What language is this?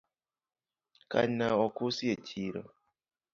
Luo (Kenya and Tanzania)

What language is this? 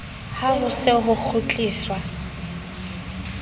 Southern Sotho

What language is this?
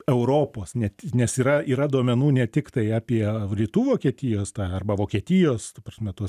Lithuanian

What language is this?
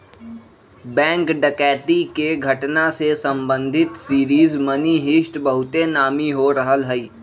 Magahi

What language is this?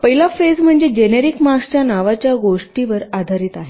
Marathi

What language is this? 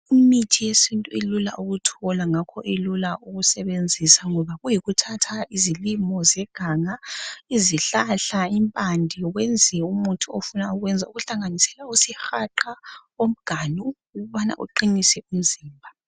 North Ndebele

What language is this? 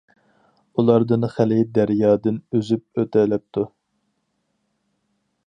Uyghur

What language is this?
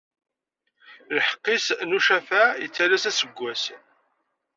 Kabyle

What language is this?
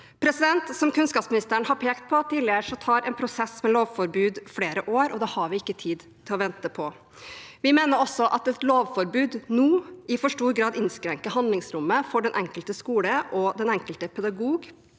Norwegian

